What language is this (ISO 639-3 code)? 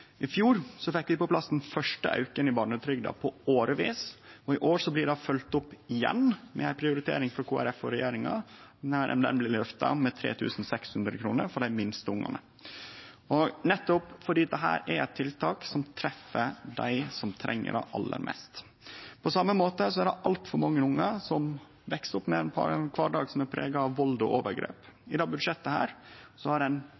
nno